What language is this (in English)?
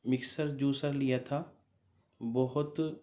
Urdu